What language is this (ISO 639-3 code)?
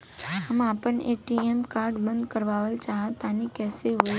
bho